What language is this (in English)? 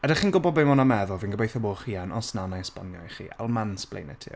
Welsh